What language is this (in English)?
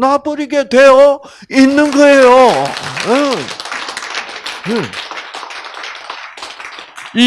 Korean